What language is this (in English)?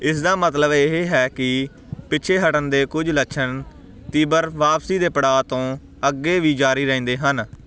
Punjabi